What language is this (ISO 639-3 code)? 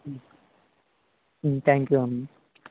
tel